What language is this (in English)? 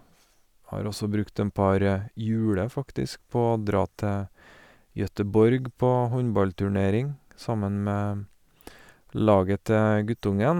Norwegian